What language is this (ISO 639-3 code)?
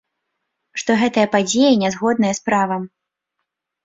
bel